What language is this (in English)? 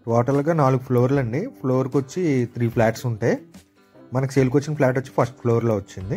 Telugu